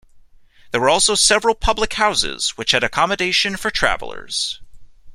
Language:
English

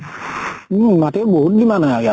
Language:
Assamese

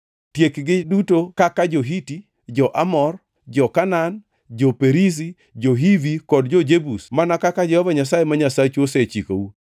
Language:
Luo (Kenya and Tanzania)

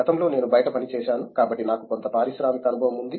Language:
Telugu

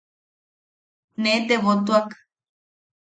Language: Yaqui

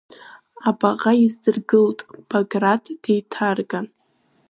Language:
Abkhazian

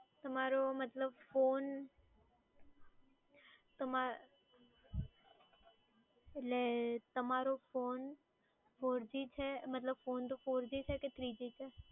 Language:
Gujarati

